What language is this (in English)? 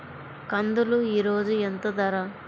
Telugu